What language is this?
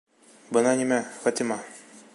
Bashkir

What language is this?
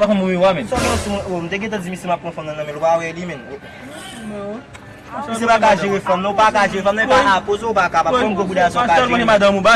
Haitian Creole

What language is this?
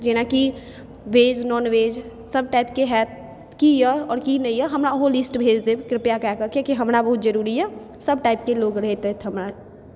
Maithili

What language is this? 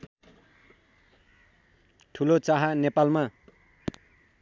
Nepali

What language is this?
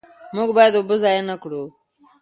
Pashto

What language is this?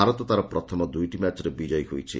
Odia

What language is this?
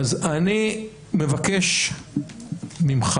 Hebrew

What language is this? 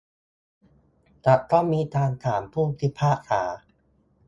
Thai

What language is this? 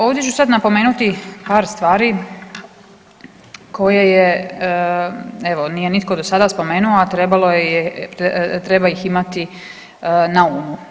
Croatian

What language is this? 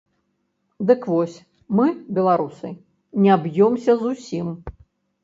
Belarusian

